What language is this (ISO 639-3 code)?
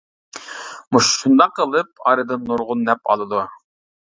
uig